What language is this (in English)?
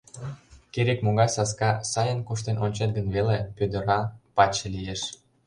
Mari